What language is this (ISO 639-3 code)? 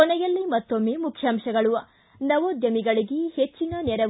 kan